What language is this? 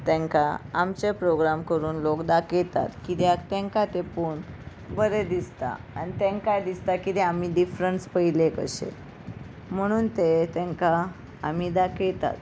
Konkani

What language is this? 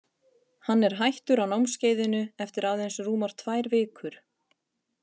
Icelandic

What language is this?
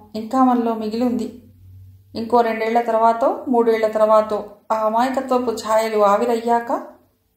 Telugu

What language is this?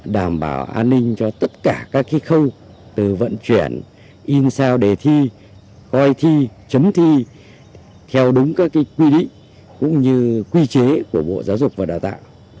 Vietnamese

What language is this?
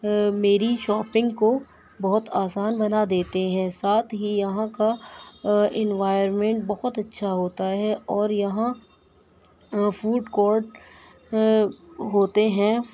Urdu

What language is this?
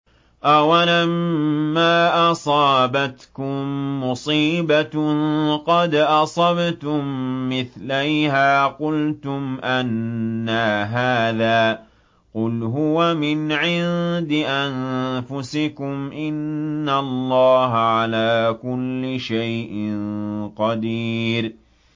Arabic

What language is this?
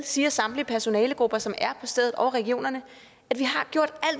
Danish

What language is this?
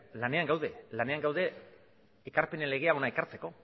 Basque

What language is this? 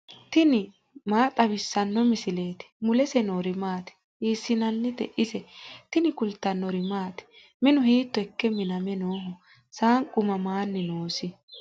Sidamo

